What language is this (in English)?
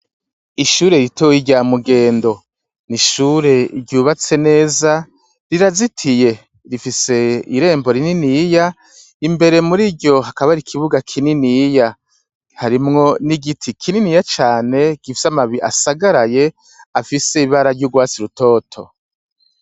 Rundi